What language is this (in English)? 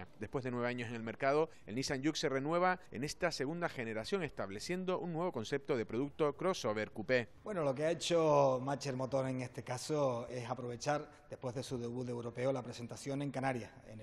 Spanish